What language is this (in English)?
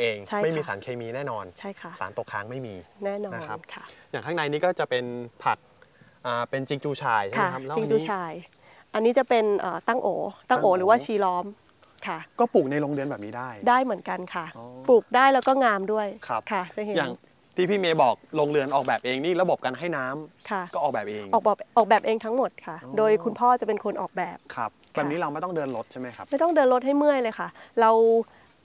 Thai